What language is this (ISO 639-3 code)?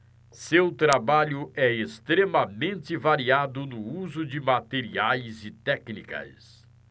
por